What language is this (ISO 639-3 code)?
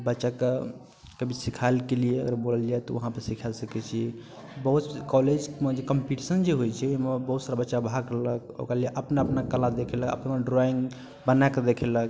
mai